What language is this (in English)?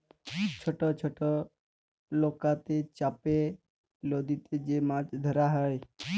Bangla